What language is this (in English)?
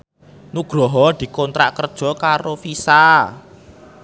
Javanese